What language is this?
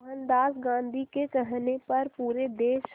Hindi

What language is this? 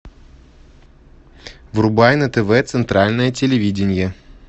Russian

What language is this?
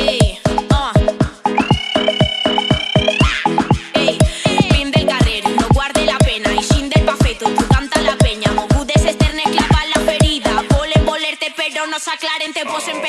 Spanish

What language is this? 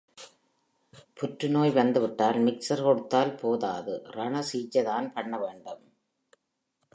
Tamil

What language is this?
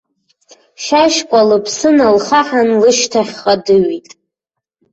Abkhazian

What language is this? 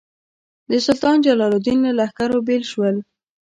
Pashto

